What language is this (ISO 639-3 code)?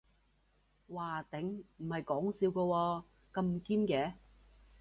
yue